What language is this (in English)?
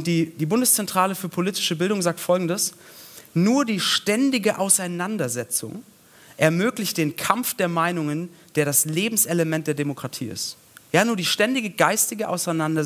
German